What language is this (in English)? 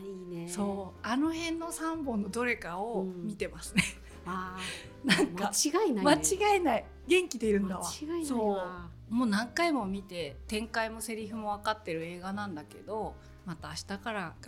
Japanese